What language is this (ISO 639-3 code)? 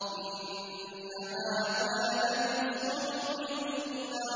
ara